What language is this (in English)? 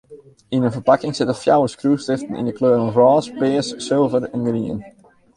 Western Frisian